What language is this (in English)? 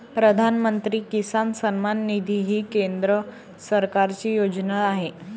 Marathi